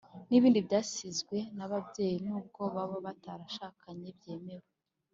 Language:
Kinyarwanda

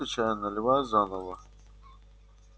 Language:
Russian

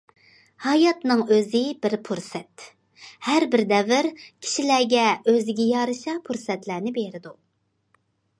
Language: Uyghur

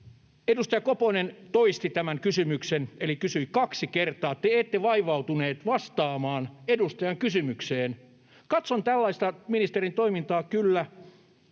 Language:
Finnish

